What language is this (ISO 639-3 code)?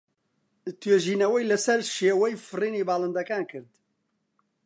ckb